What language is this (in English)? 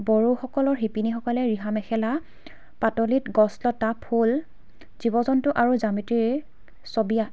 Assamese